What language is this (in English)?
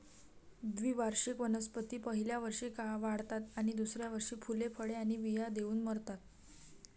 Marathi